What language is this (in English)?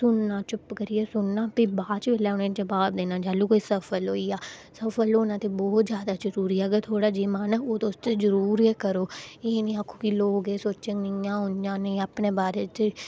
Dogri